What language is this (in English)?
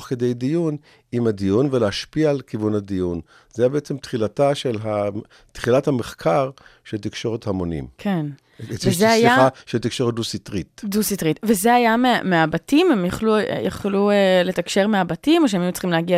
Hebrew